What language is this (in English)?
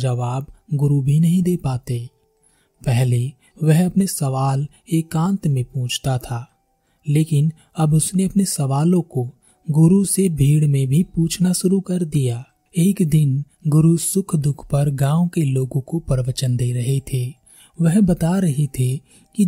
Hindi